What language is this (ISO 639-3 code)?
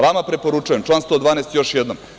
srp